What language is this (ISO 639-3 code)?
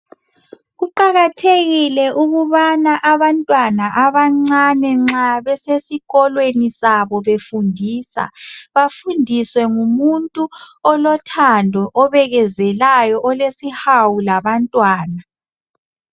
nde